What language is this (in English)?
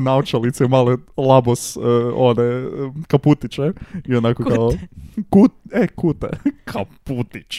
Croatian